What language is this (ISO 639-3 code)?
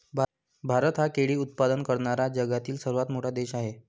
mar